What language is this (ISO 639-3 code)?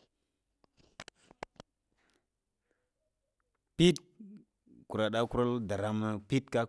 hia